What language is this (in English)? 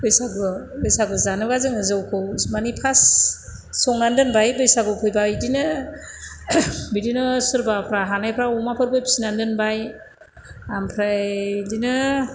Bodo